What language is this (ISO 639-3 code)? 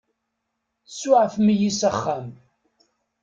kab